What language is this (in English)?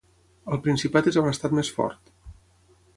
Catalan